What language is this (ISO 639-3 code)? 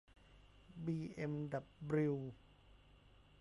tha